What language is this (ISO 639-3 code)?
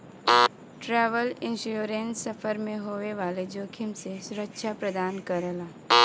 bho